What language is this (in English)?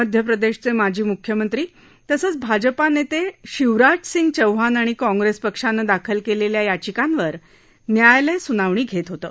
Marathi